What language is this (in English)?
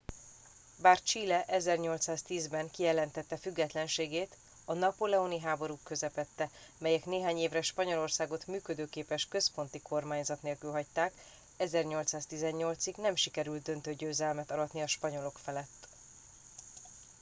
Hungarian